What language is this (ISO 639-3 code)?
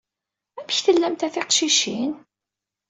kab